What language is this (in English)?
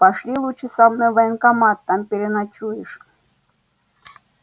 Russian